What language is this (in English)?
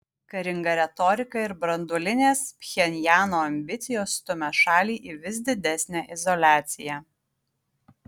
Lithuanian